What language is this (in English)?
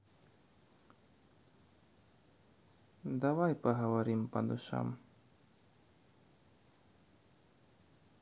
Russian